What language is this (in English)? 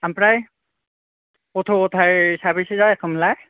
Bodo